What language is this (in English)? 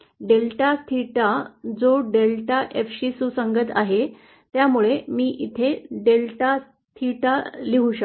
Marathi